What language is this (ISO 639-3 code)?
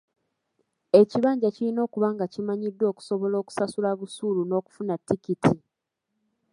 lug